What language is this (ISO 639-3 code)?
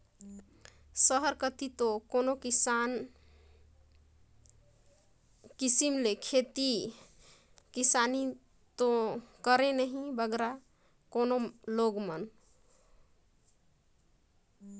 hne